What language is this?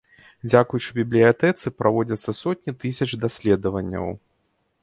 Belarusian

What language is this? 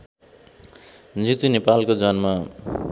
Nepali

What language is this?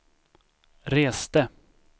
Swedish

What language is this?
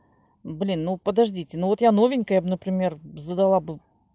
Russian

